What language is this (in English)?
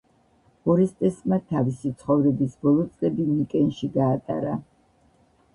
Georgian